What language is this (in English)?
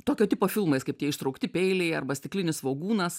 Lithuanian